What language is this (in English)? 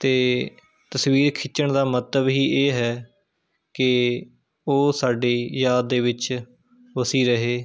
Punjabi